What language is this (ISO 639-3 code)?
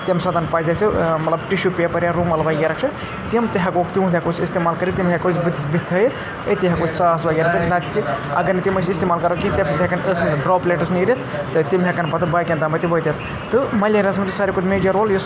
kas